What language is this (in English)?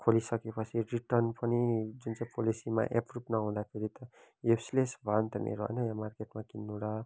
Nepali